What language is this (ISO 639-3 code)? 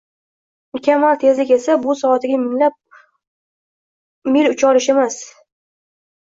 uzb